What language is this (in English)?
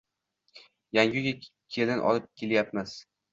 Uzbek